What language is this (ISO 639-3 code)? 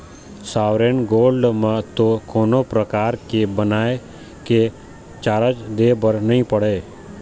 hne